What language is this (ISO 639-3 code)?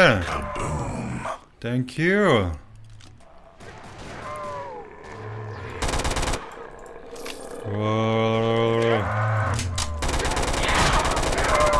kor